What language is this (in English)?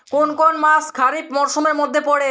Bangla